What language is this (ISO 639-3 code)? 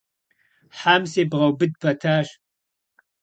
kbd